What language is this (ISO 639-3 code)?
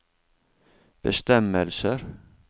nor